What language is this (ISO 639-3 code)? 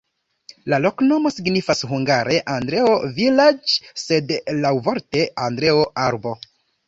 epo